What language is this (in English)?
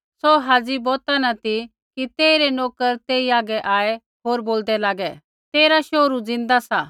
Kullu Pahari